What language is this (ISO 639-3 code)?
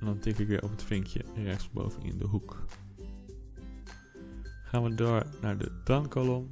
nld